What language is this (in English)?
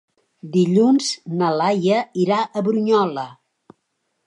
Catalan